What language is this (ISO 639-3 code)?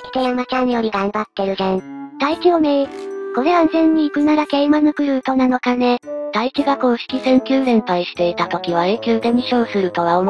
jpn